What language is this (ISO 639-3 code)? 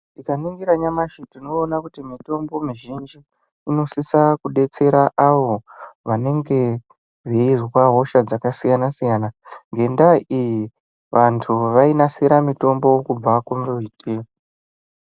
ndc